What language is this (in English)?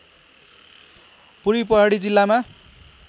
Nepali